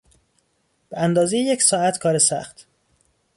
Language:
Persian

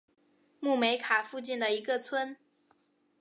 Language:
Chinese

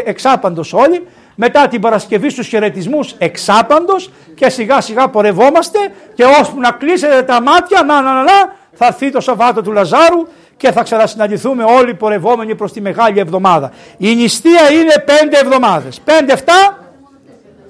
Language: Greek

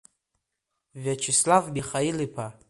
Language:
Abkhazian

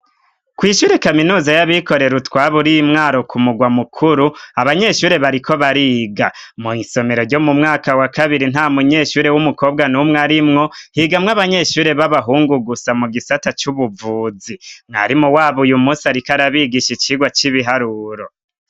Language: Rundi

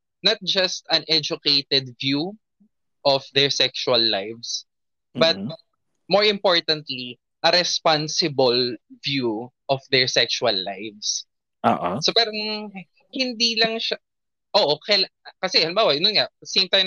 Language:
Filipino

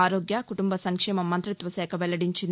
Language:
Telugu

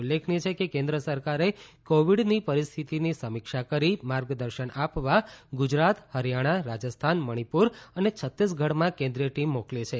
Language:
Gujarati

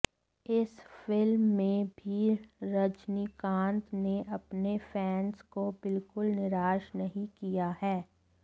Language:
Hindi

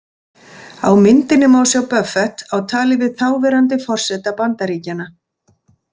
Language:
Icelandic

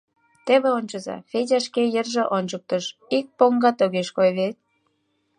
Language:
Mari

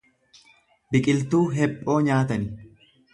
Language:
Oromo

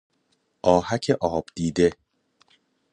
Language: Persian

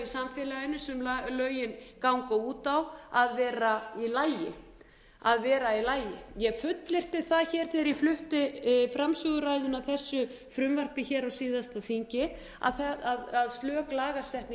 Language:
Icelandic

